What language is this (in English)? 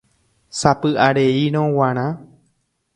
Guarani